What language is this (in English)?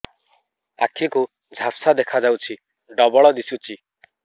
Odia